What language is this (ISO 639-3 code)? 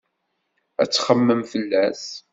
kab